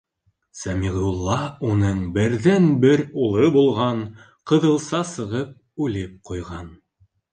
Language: Bashkir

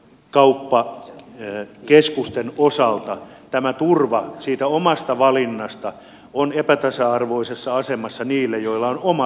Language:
Finnish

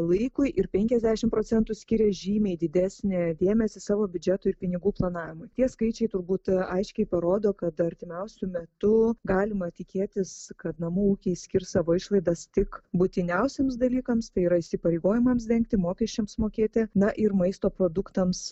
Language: Lithuanian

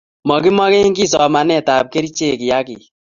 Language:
Kalenjin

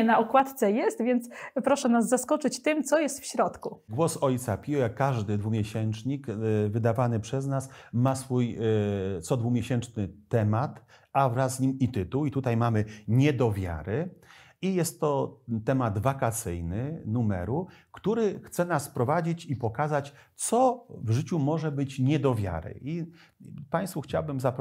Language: Polish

